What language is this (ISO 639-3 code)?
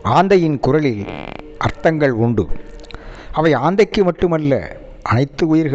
tam